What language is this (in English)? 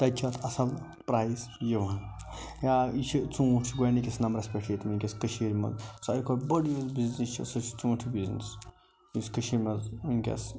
Kashmiri